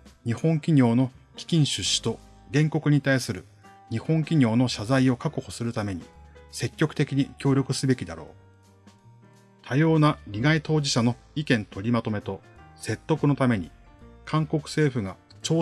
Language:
Japanese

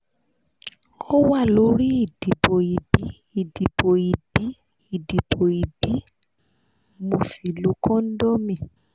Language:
Yoruba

